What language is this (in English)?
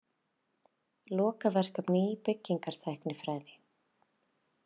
Icelandic